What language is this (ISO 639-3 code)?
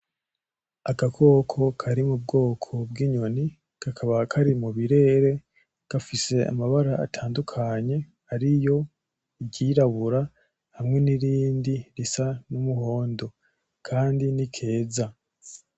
run